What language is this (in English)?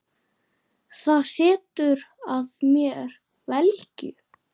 Icelandic